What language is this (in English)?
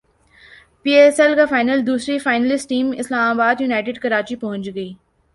Urdu